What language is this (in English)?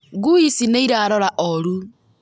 Kikuyu